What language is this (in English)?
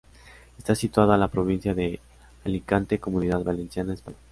Spanish